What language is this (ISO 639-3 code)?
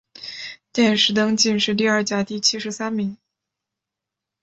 zho